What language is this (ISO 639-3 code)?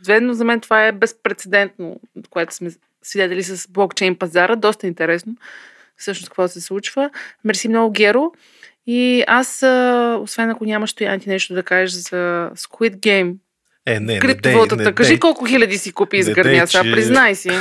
bul